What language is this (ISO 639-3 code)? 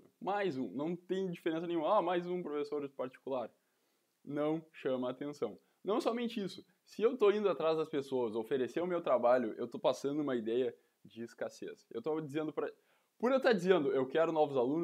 por